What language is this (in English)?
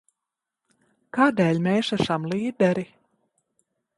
Latvian